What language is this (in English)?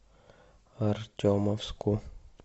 Russian